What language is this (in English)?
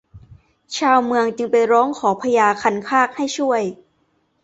Thai